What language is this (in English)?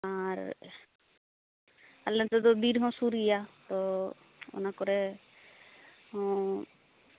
Santali